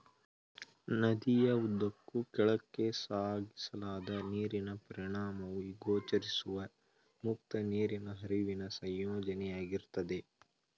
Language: Kannada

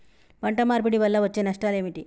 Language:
Telugu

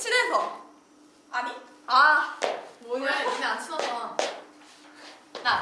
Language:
Korean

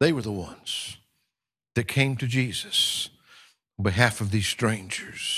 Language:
English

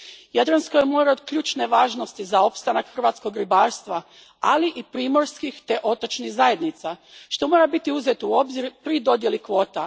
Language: Croatian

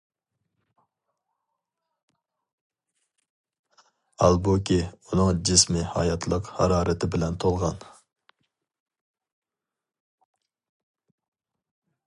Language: Uyghur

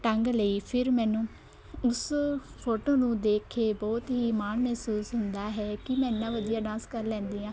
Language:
Punjabi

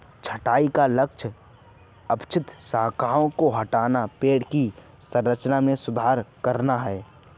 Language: Hindi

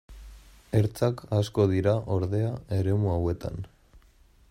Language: Basque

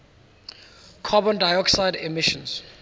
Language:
English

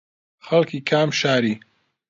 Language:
Central Kurdish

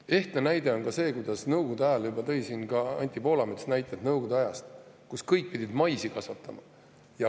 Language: Estonian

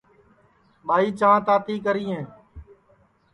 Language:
Sansi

